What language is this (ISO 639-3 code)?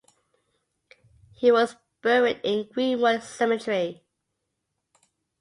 eng